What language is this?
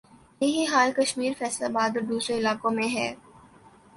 Urdu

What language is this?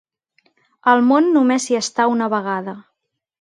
Catalan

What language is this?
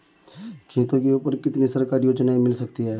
Hindi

